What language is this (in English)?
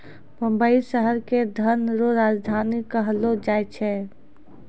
Maithili